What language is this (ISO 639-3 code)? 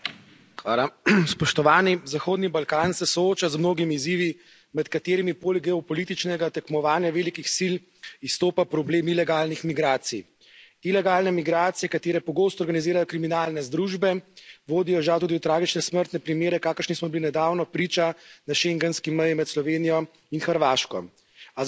slv